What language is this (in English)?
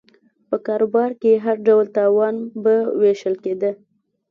Pashto